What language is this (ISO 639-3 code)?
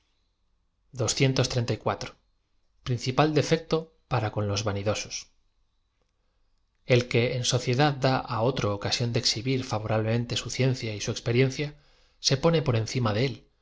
spa